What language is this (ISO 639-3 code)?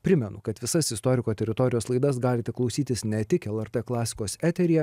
lit